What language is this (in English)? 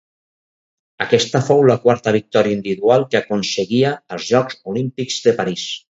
Catalan